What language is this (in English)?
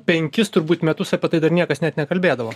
Lithuanian